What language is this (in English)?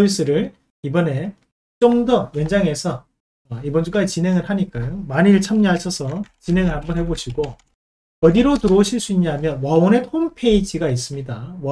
Korean